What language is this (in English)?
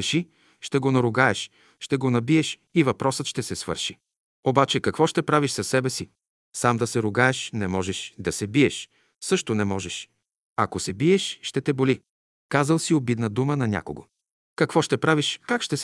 Bulgarian